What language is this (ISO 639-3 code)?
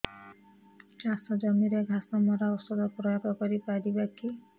ori